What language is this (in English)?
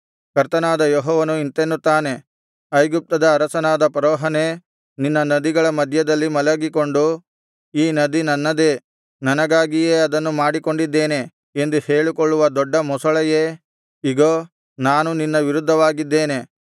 Kannada